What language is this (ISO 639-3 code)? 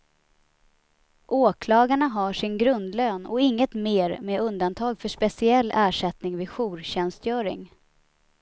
swe